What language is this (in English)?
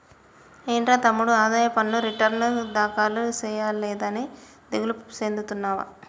Telugu